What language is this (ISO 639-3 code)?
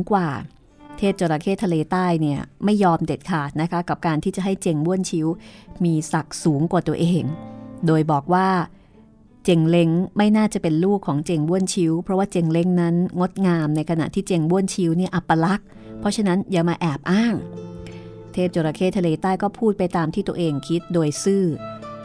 tha